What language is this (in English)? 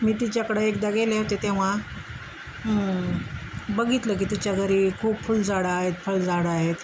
Marathi